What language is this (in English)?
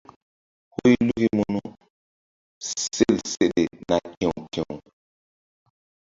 Mbum